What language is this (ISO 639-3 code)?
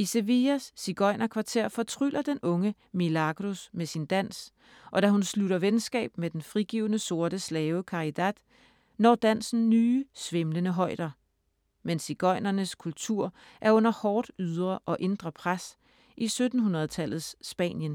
dan